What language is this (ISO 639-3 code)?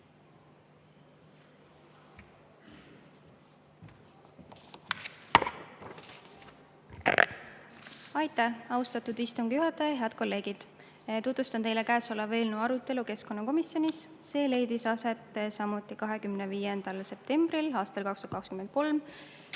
est